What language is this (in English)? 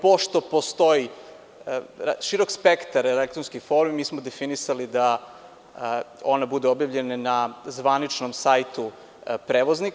Serbian